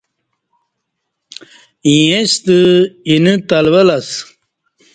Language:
Kati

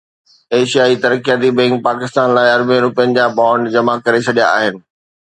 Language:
Sindhi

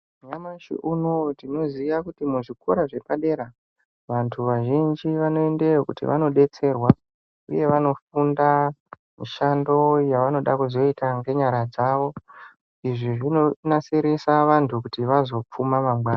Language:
Ndau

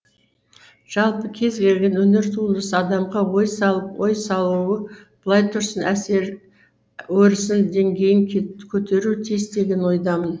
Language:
Kazakh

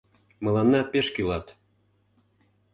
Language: Mari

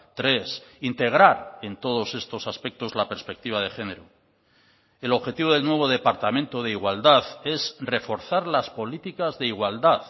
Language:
Spanish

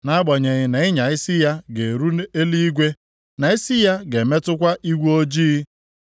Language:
Igbo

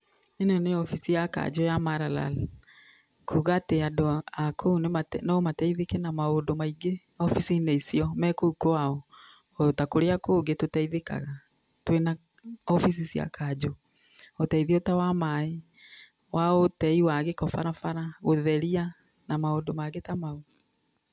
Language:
Kikuyu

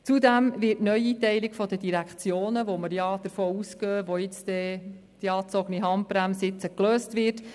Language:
Swiss German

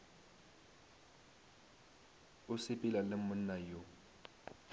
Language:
Northern Sotho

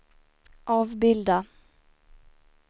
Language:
Swedish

